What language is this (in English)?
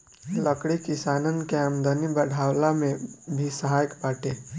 Bhojpuri